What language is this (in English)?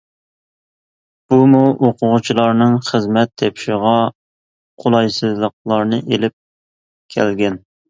Uyghur